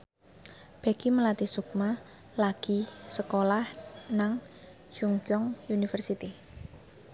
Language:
Javanese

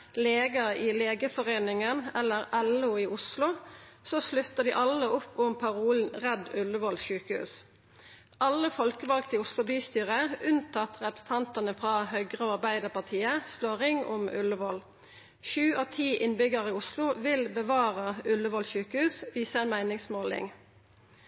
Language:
Norwegian Nynorsk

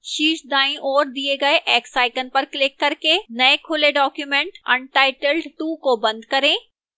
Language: Hindi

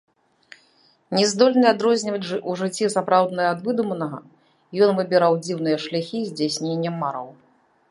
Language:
Belarusian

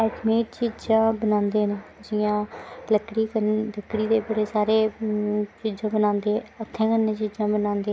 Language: Dogri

